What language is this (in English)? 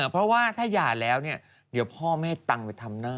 Thai